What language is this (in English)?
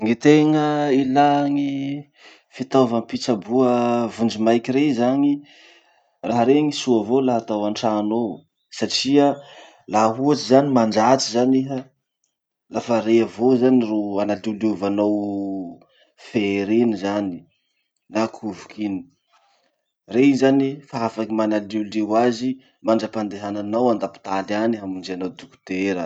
Masikoro Malagasy